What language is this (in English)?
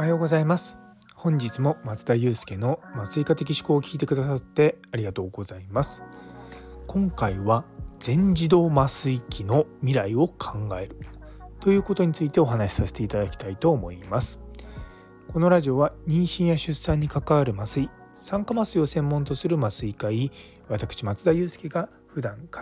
Japanese